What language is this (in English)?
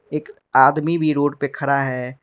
Hindi